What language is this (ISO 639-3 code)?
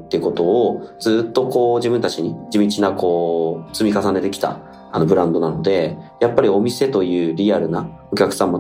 jpn